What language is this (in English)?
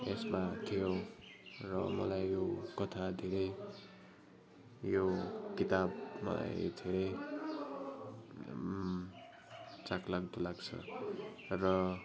Nepali